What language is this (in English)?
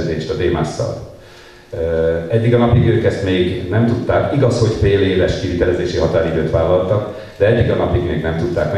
Hungarian